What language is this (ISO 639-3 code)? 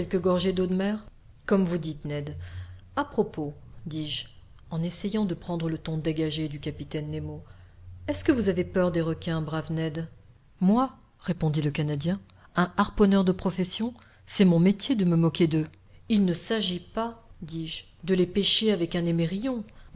fra